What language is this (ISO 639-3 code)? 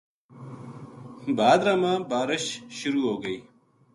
gju